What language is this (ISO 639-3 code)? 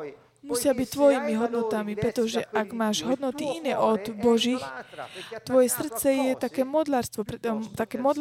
slk